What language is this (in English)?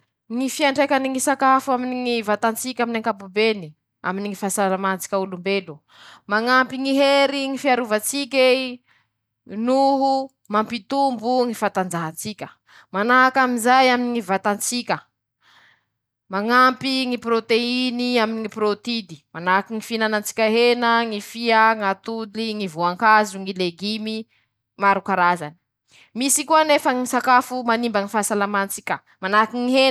Masikoro Malagasy